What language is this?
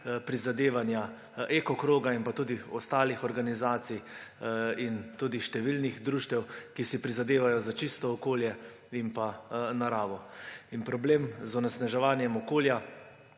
Slovenian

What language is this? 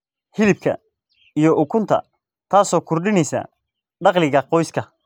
Somali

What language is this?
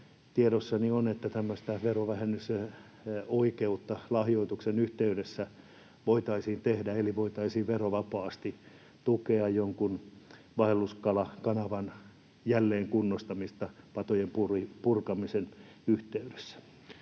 Finnish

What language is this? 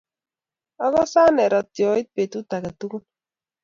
Kalenjin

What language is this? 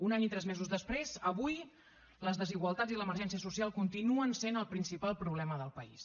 Catalan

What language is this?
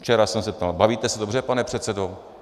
Czech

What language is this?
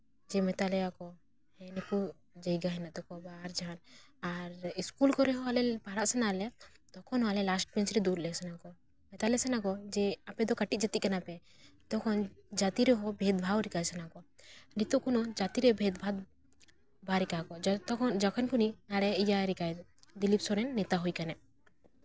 Santali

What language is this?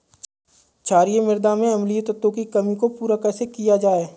Hindi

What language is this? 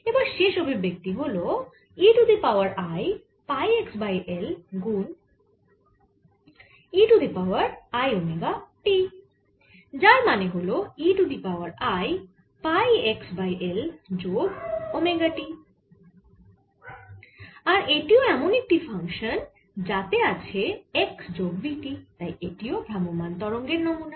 Bangla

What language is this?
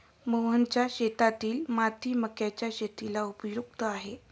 Marathi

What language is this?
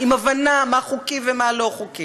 Hebrew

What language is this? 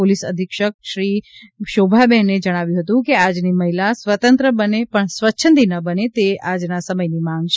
Gujarati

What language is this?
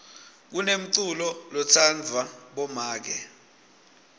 Swati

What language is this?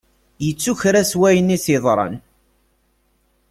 Kabyle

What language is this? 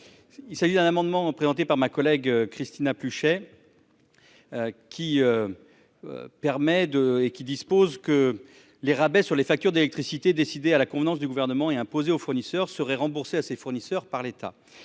French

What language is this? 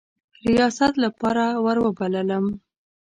Pashto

